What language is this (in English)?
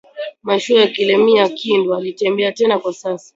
Swahili